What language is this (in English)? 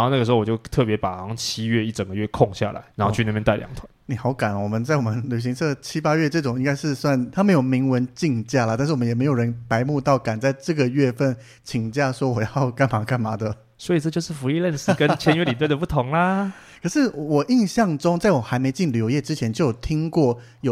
Chinese